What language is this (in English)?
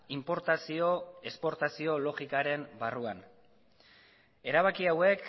Basque